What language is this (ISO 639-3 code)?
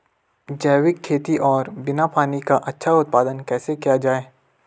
hin